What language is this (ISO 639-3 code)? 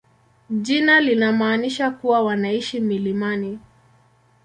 swa